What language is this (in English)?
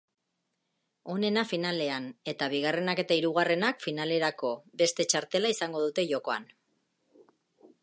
Basque